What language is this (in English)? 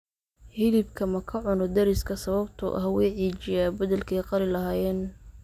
Somali